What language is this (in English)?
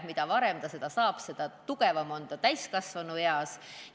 Estonian